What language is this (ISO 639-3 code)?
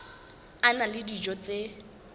sot